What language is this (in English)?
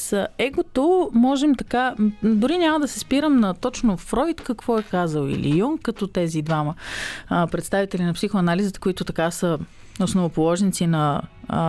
Bulgarian